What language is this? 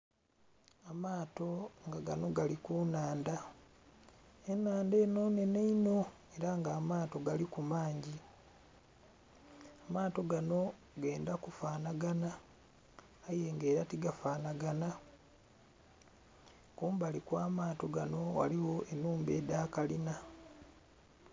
Soga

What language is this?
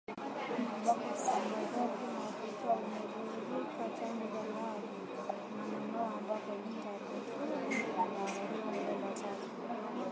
Swahili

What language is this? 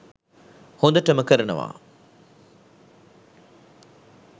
Sinhala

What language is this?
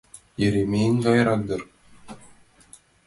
Mari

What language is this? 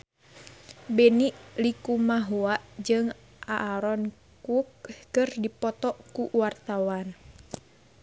Sundanese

